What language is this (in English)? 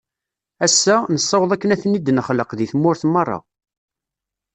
Kabyle